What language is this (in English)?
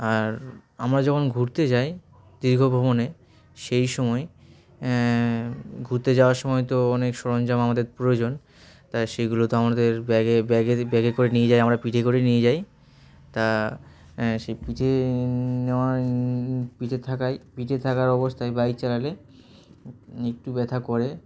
Bangla